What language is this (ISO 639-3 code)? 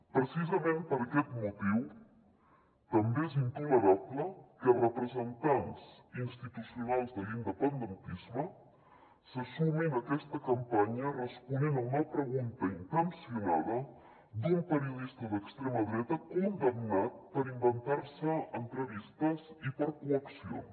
cat